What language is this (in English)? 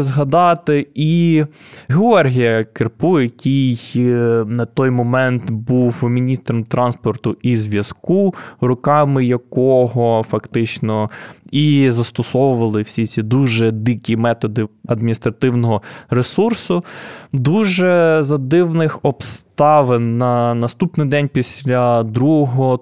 Ukrainian